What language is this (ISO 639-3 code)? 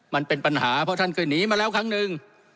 tha